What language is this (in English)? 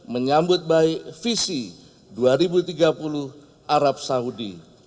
Indonesian